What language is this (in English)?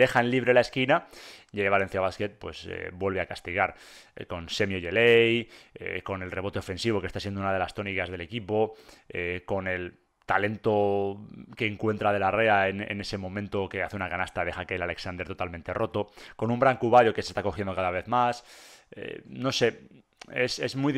Spanish